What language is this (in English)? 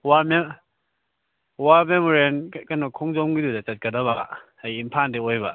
Manipuri